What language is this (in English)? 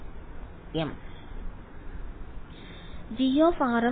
Malayalam